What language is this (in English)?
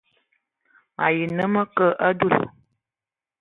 Ewondo